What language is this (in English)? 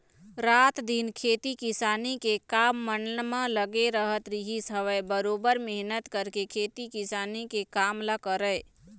Chhattisgarhi